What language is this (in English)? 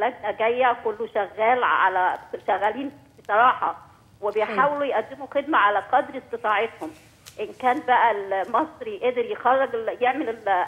Arabic